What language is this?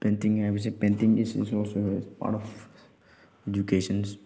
Manipuri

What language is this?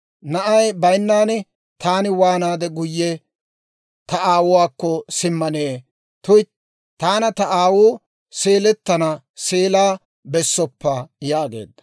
Dawro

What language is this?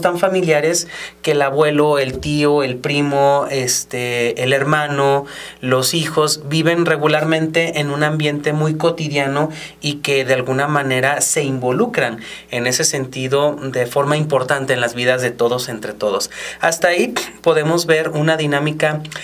Spanish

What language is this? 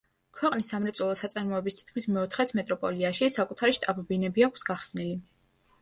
Georgian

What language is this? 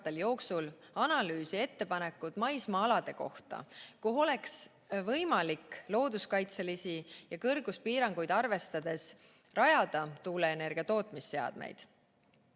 Estonian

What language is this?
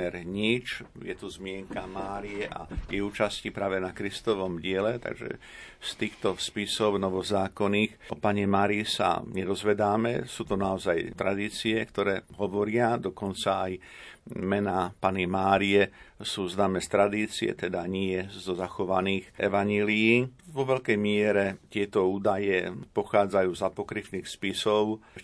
Slovak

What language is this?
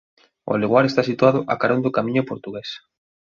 Galician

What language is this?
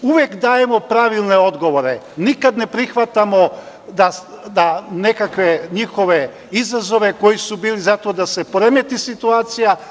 Serbian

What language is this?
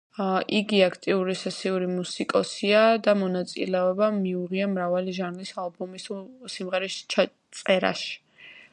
Georgian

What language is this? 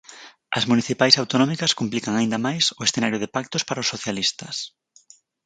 Galician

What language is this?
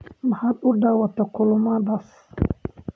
Somali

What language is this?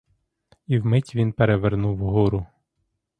Ukrainian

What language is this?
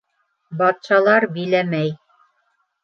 Bashkir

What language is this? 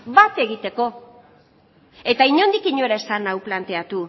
Basque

